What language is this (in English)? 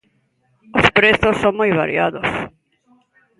Galician